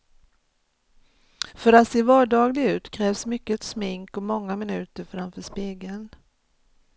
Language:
Swedish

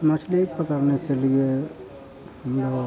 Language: Hindi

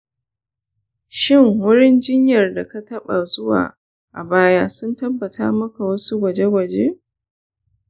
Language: Hausa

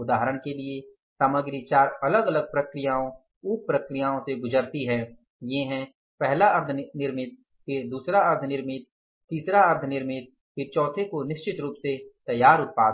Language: Hindi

